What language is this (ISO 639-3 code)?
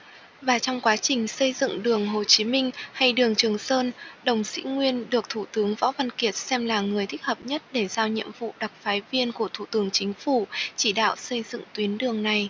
vie